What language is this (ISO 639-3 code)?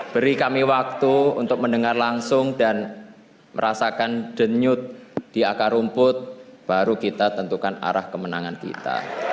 ind